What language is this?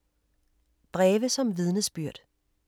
Danish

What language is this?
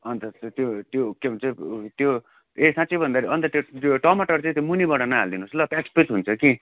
Nepali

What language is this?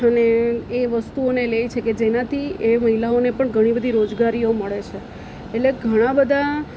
Gujarati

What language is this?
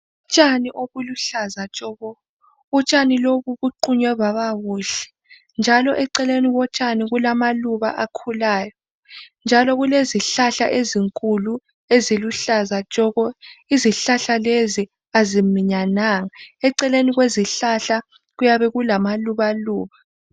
North Ndebele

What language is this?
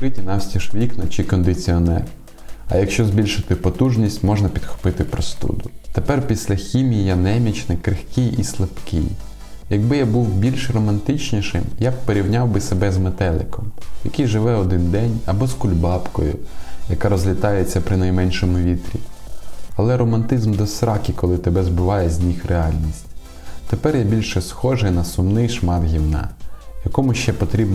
Ukrainian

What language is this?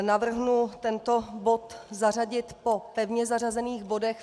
Czech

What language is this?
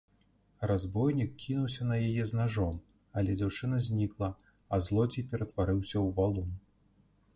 Belarusian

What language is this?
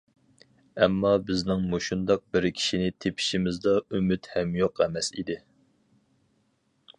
Uyghur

